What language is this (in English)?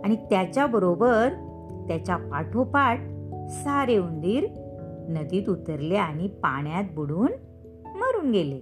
Marathi